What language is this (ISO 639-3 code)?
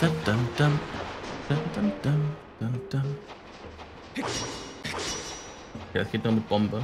deu